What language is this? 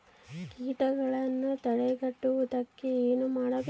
Kannada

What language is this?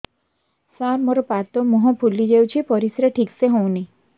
Odia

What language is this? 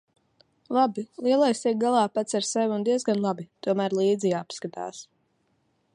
Latvian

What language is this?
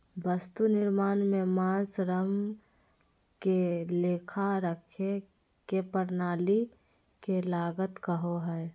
Magahi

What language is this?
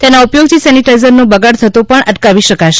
Gujarati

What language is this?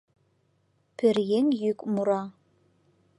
Mari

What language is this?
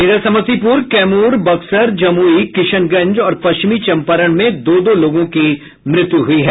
Hindi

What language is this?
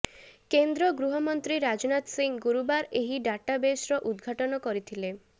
Odia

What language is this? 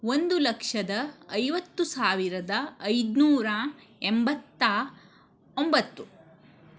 Kannada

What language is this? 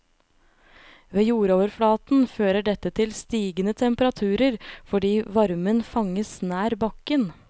Norwegian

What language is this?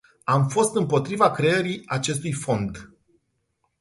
Romanian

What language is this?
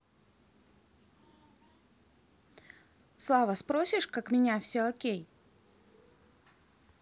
Russian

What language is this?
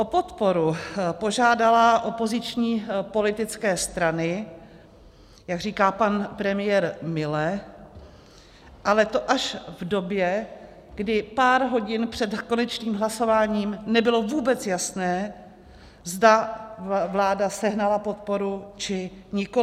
Czech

